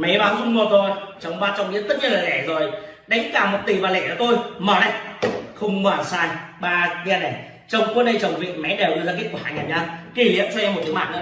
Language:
Vietnamese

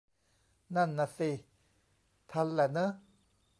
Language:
Thai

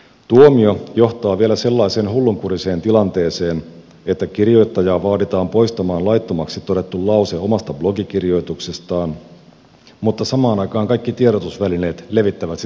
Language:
Finnish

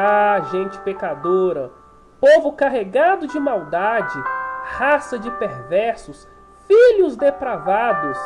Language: Portuguese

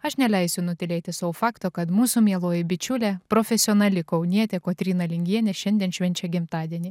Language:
Lithuanian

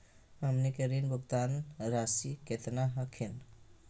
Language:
Magahi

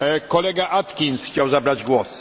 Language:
Polish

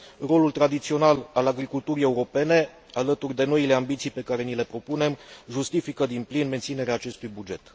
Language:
Romanian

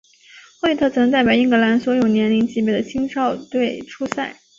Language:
Chinese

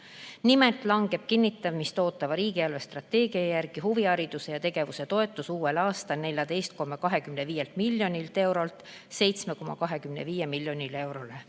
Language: Estonian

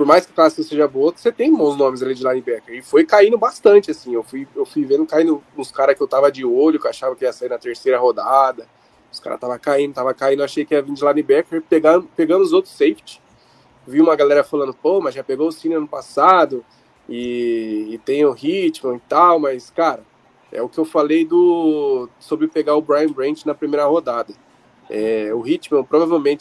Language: Portuguese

